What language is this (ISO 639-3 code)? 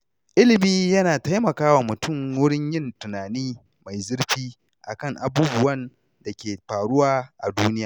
hau